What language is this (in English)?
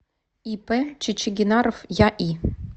Russian